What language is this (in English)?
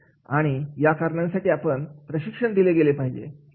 Marathi